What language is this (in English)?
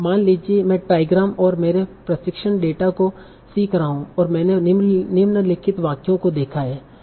Hindi